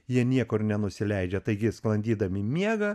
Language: Lithuanian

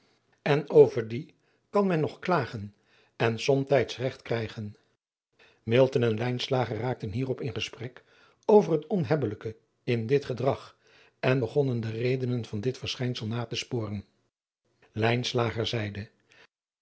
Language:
Dutch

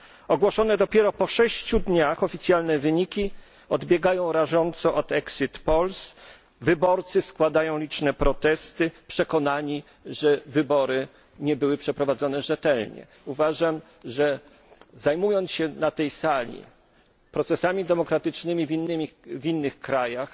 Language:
Polish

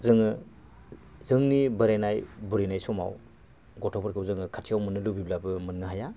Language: Bodo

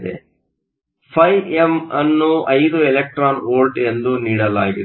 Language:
Kannada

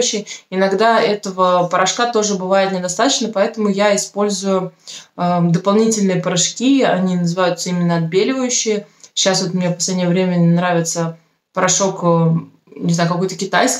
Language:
Russian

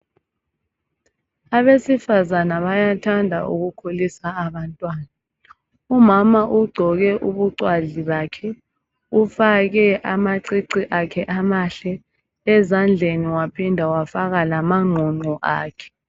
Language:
North Ndebele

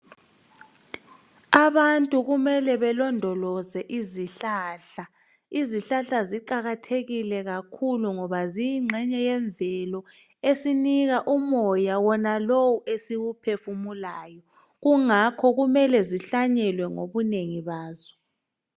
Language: North Ndebele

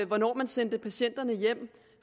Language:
Danish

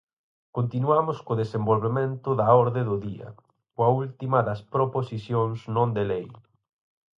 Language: Galician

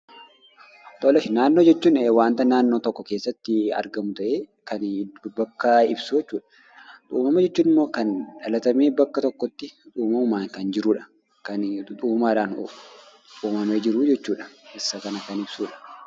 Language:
Oromo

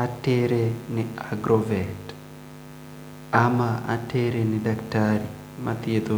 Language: Luo (Kenya and Tanzania)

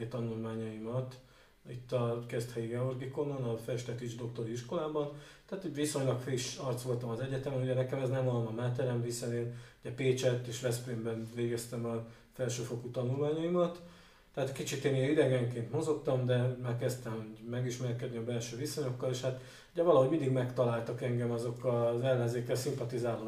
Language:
Hungarian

